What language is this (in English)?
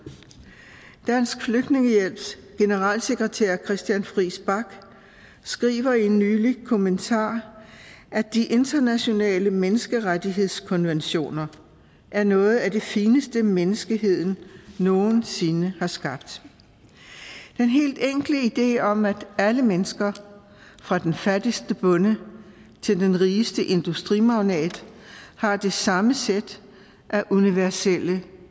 Danish